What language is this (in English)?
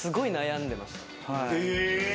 Japanese